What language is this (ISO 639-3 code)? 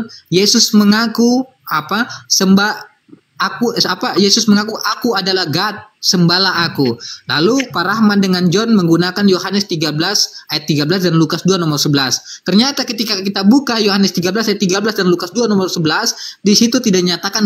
ind